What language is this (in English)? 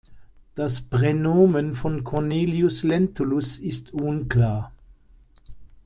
German